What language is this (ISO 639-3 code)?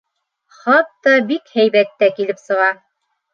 bak